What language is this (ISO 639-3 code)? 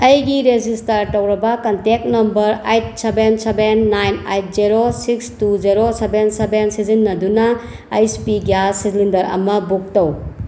mni